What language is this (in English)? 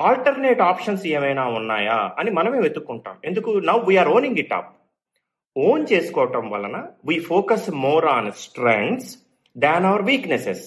Telugu